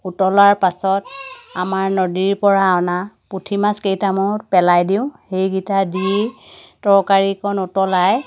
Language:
Assamese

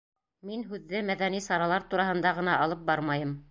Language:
Bashkir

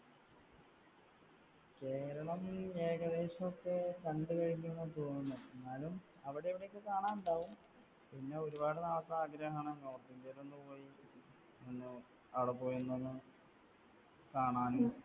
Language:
Malayalam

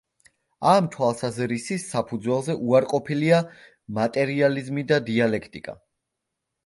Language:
Georgian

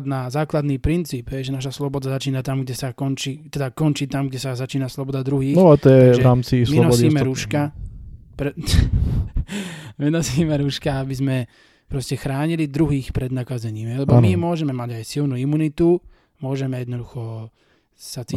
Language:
Slovak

